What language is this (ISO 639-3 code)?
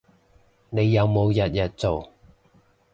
yue